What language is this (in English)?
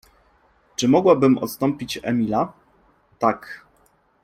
Polish